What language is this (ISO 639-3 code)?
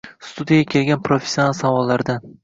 uzb